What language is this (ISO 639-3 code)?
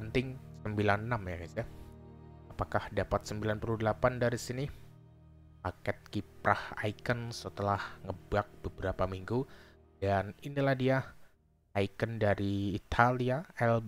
ind